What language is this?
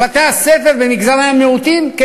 Hebrew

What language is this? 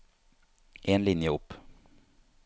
Norwegian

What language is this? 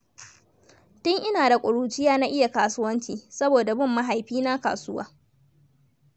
Hausa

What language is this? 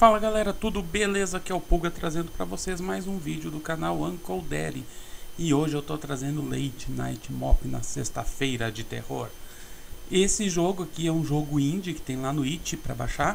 Portuguese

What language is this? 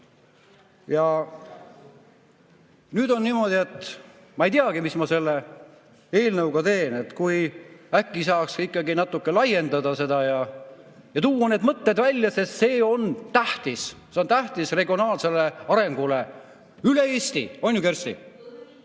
Estonian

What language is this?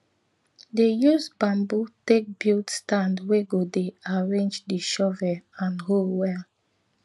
Nigerian Pidgin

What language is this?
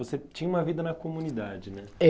Portuguese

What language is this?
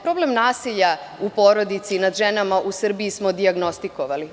Serbian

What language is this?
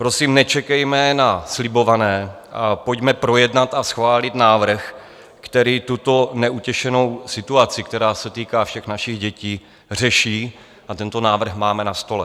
Czech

